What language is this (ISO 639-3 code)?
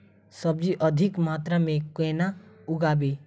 mai